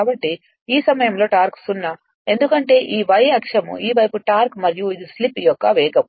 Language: Telugu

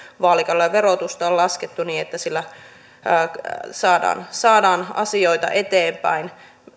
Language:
Finnish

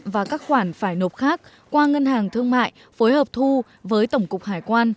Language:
Vietnamese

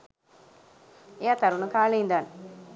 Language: Sinhala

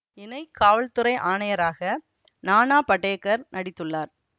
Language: Tamil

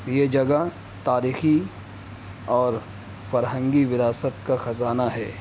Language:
Urdu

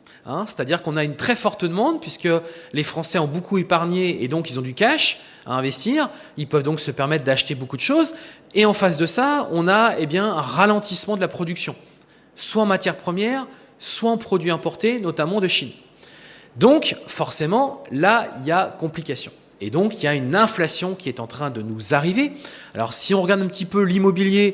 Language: French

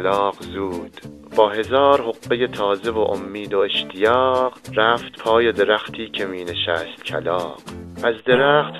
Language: Persian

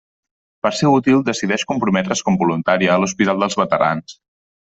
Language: Catalan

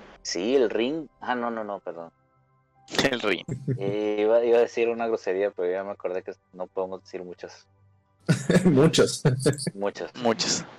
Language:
Spanish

